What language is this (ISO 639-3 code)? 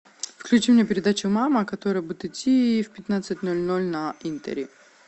rus